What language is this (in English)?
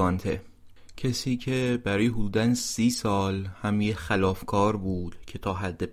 Persian